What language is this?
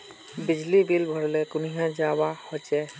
Magahi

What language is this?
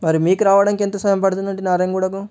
Telugu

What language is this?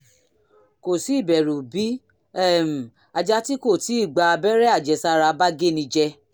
Yoruba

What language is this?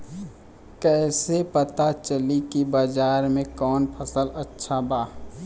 Bhojpuri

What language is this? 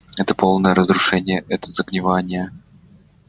Russian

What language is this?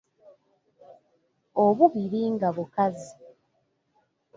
Ganda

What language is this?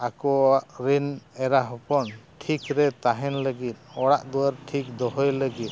Santali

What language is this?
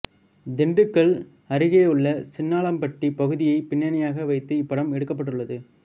Tamil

